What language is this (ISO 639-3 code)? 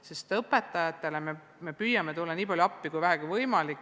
est